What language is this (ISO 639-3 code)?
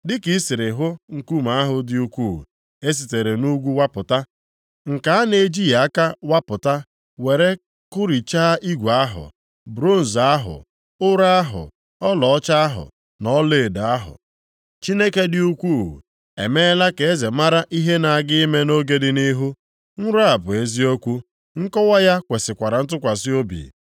ibo